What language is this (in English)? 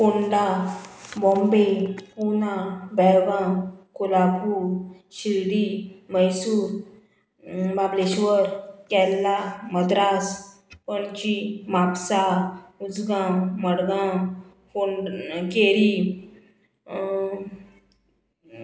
Konkani